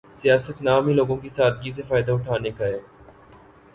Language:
Urdu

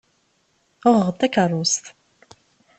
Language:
Kabyle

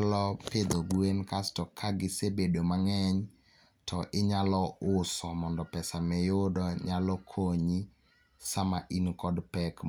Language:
Luo (Kenya and Tanzania)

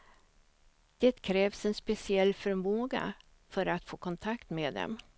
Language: Swedish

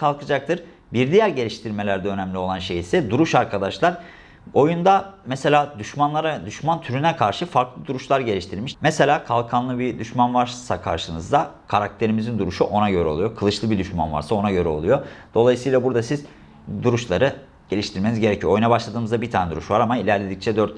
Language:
Turkish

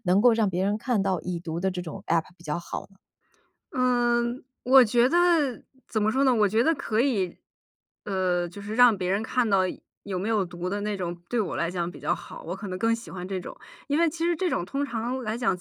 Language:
Chinese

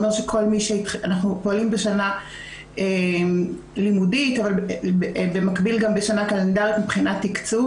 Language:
Hebrew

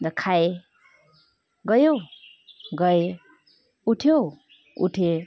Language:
Nepali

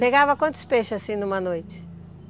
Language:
Portuguese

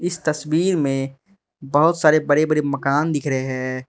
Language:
Hindi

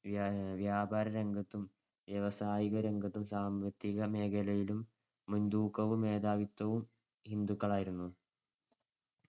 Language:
Malayalam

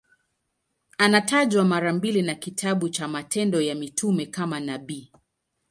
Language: Swahili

